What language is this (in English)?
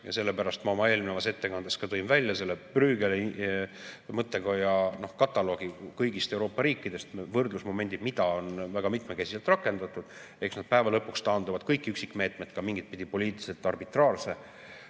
Estonian